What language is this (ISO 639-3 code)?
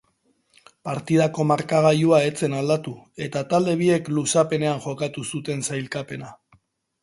eus